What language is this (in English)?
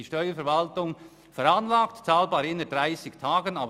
Swiss German